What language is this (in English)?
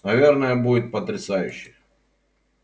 Russian